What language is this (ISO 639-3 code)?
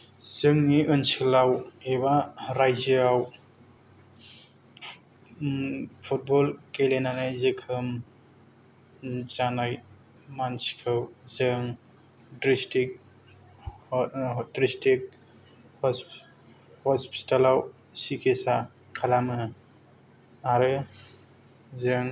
brx